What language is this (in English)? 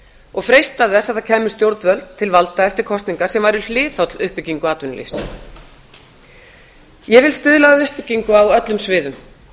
Icelandic